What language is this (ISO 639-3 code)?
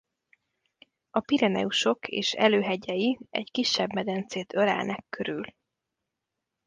hun